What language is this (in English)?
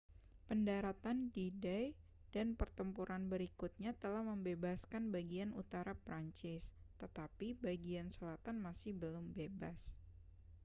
Indonesian